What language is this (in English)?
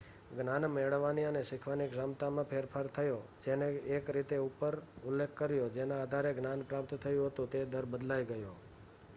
Gujarati